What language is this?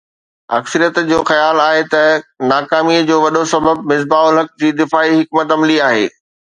Sindhi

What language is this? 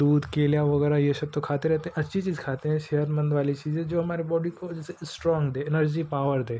Hindi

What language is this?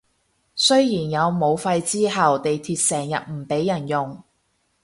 Cantonese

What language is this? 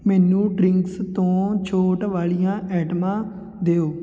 Punjabi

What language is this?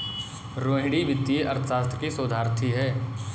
Hindi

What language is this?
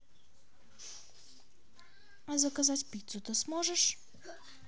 Russian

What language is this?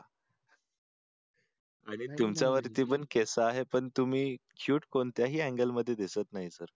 Marathi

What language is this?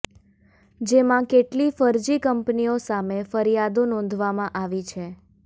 Gujarati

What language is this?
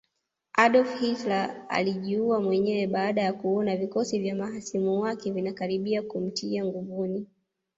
Swahili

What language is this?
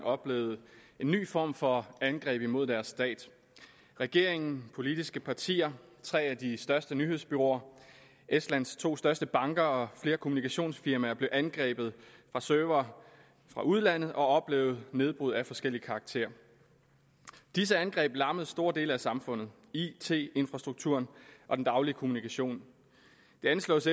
Danish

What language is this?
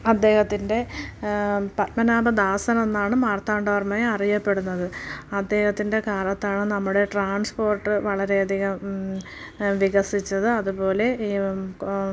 Malayalam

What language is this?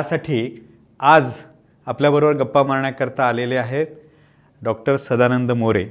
Marathi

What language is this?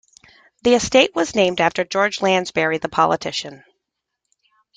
English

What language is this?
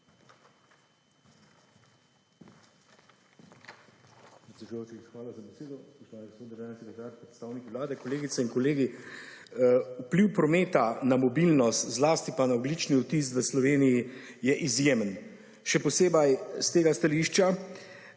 Slovenian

